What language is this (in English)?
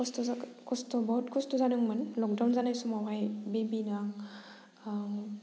Bodo